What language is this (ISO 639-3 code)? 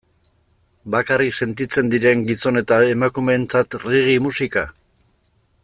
eus